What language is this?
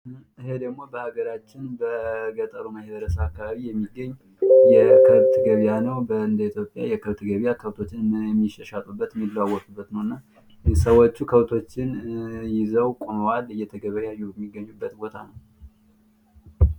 Amharic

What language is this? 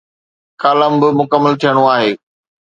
Sindhi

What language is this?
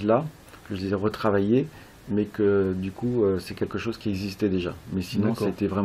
French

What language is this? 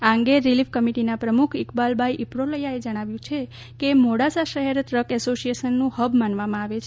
Gujarati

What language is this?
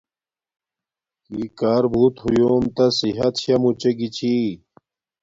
Domaaki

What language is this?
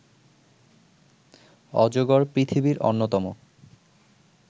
Bangla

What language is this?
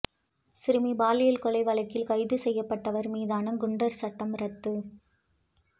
Tamil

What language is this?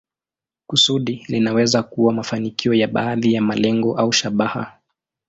Swahili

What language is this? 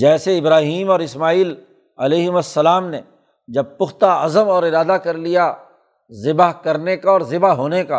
Urdu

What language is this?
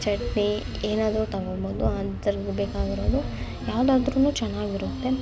Kannada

